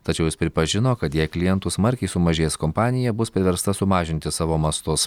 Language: Lithuanian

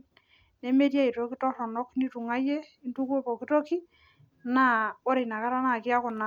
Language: Masai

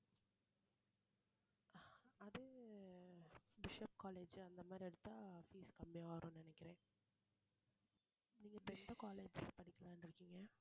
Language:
Tamil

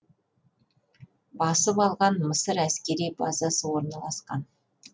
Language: Kazakh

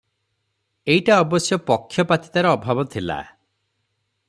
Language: Odia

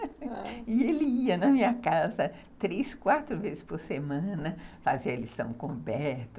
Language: Portuguese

